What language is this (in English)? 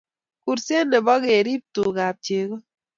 Kalenjin